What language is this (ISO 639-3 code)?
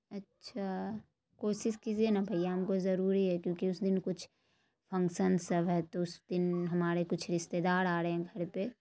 urd